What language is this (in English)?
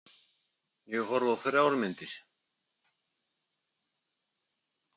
Icelandic